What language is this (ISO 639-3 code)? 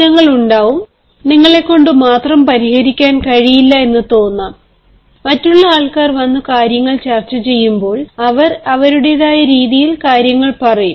mal